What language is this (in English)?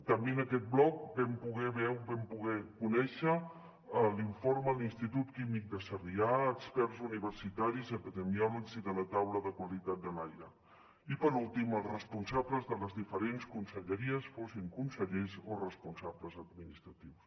Catalan